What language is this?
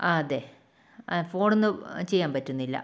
Malayalam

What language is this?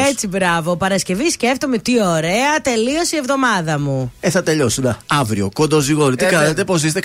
Greek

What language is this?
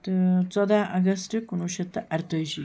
Kashmiri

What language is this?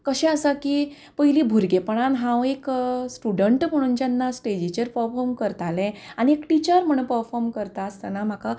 Konkani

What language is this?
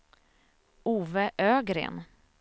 Swedish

